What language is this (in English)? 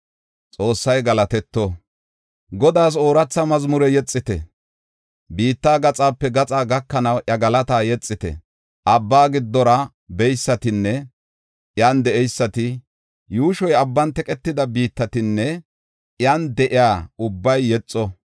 Gofa